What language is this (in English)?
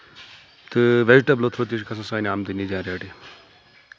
Kashmiri